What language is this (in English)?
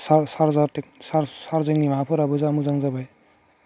Bodo